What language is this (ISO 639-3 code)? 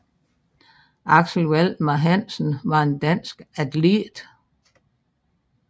dan